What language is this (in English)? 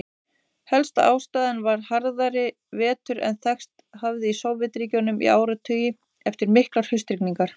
Icelandic